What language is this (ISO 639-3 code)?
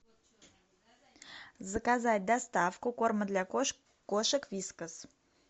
rus